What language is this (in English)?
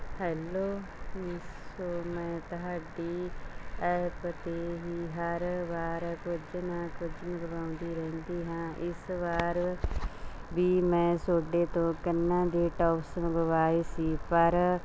Punjabi